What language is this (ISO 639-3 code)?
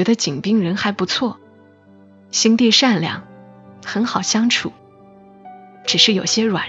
zho